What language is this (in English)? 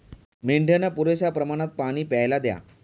Marathi